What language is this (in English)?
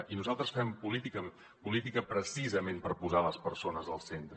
Catalan